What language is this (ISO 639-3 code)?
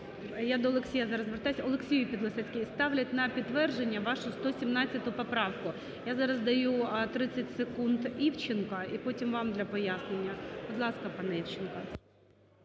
ukr